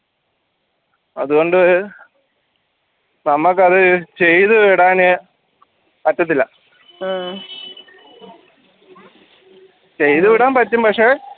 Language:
Malayalam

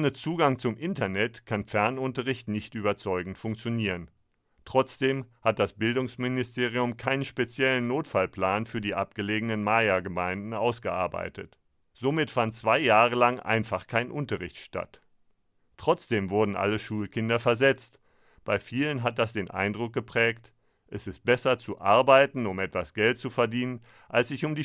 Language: German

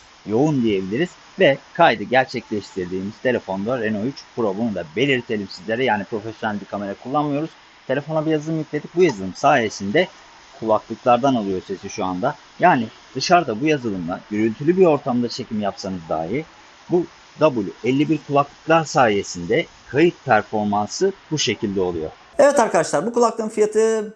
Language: Turkish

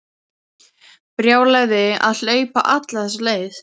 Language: Icelandic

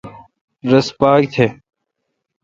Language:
Kalkoti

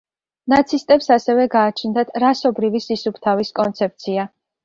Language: Georgian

